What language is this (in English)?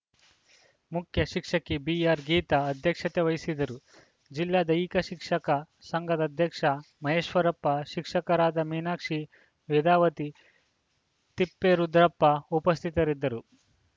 Kannada